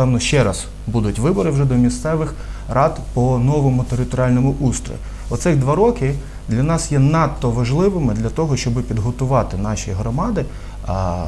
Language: Ukrainian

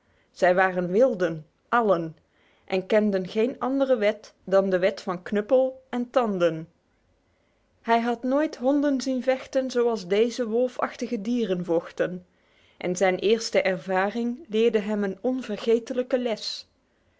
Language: Dutch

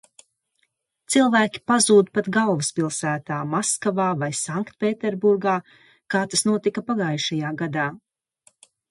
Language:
Latvian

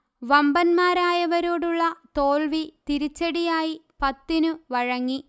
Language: Malayalam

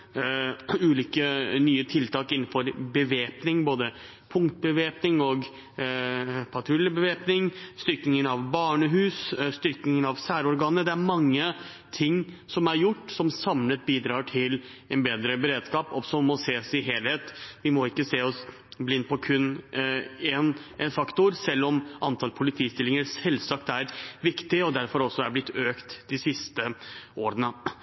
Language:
Norwegian Bokmål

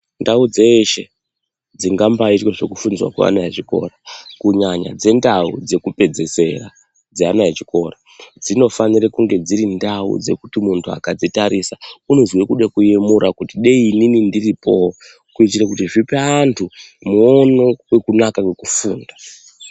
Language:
Ndau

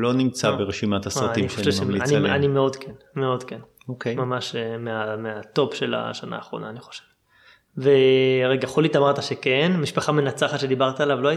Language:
Hebrew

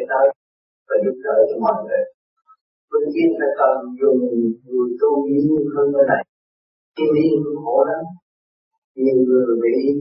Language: Vietnamese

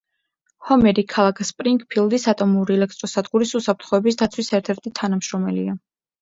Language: Georgian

